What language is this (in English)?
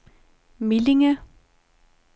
Danish